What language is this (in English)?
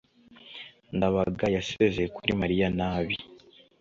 Kinyarwanda